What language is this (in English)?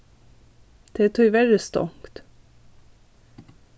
Faroese